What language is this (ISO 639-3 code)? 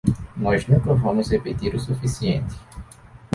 por